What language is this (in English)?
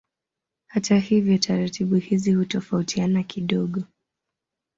Swahili